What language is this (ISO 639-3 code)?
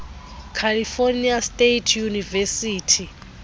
xho